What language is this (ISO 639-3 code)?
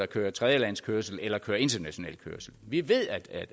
dan